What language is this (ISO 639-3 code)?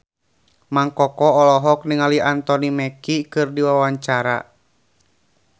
sun